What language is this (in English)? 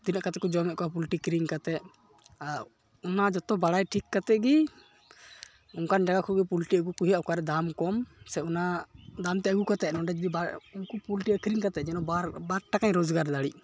Santali